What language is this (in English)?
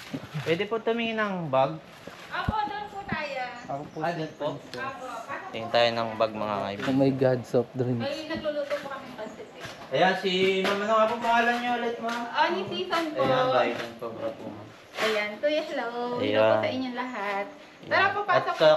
Filipino